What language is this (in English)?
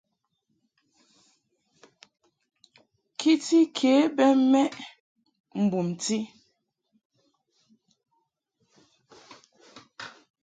Mungaka